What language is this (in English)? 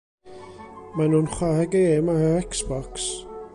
Welsh